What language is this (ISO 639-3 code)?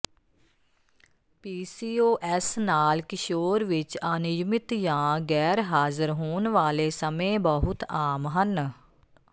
pan